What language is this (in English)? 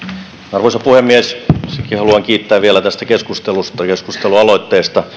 Finnish